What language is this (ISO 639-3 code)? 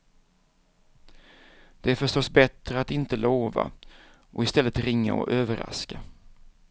swe